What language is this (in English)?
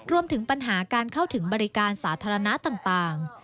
Thai